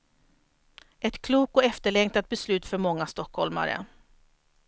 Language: Swedish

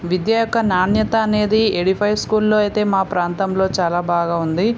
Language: Telugu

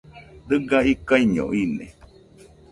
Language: Nüpode Huitoto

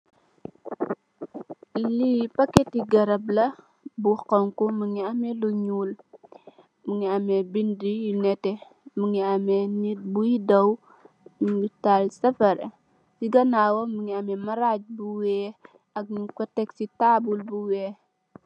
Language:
Wolof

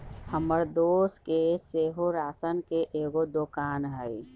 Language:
Magahi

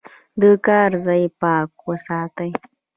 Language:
Pashto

